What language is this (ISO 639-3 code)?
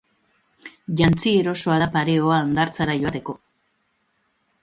eus